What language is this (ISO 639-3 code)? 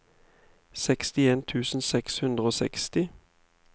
nor